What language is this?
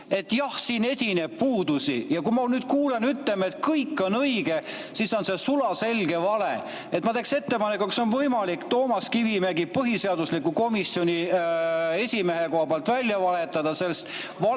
Estonian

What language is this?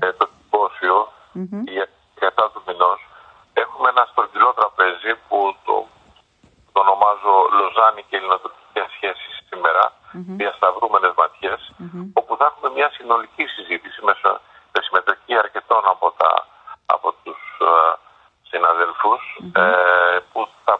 Greek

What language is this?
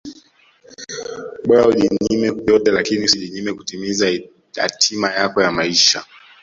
Swahili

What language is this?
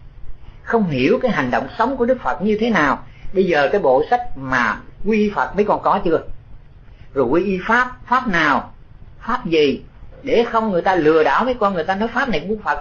Vietnamese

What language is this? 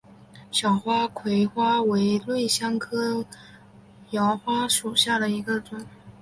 Chinese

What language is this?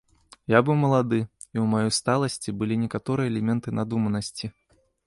Belarusian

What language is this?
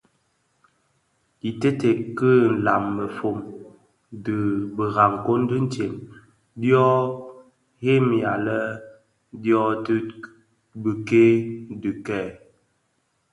Bafia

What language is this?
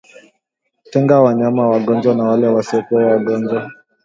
Swahili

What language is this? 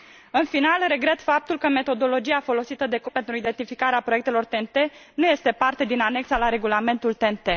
Romanian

